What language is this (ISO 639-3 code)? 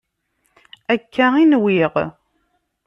kab